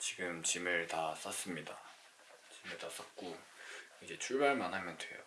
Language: Korean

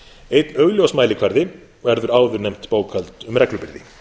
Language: Icelandic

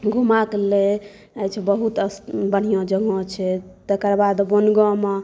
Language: Maithili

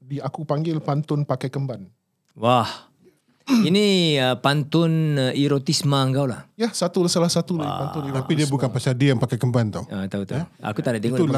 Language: Malay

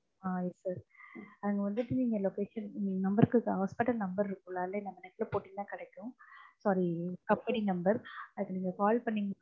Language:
Tamil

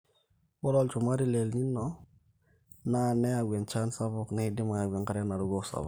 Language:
Masai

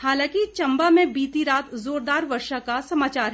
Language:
Hindi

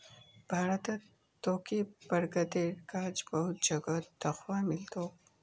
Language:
Magahi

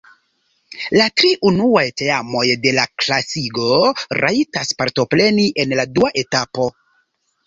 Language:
Esperanto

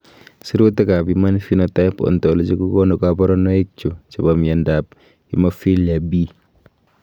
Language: Kalenjin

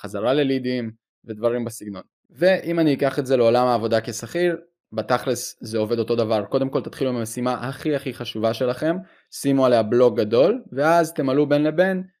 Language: Hebrew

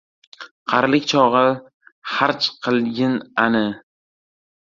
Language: Uzbek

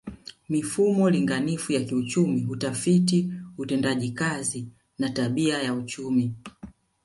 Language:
Swahili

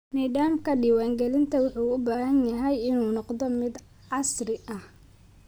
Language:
Somali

